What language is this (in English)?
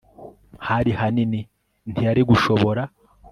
Kinyarwanda